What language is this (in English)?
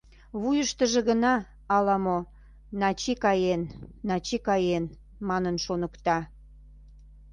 Mari